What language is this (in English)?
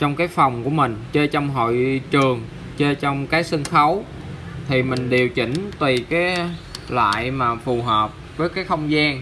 Vietnamese